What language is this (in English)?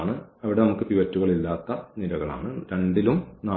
Malayalam